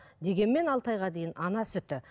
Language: Kazakh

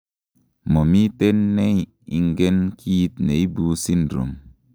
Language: Kalenjin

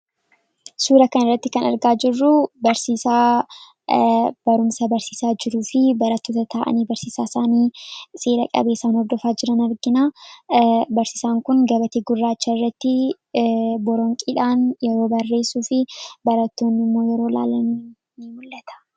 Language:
Oromo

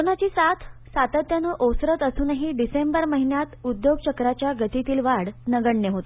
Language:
Marathi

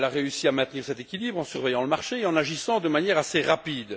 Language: French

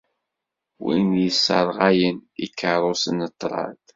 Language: Kabyle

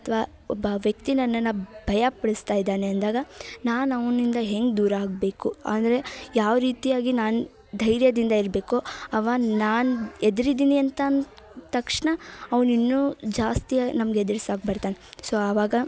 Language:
Kannada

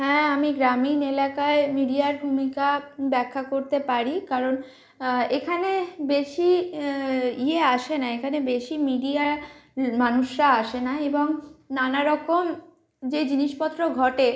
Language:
Bangla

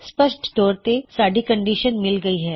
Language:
Punjabi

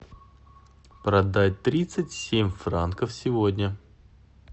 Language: Russian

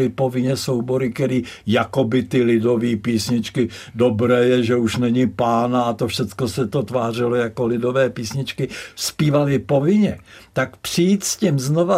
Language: Czech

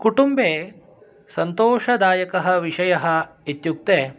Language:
Sanskrit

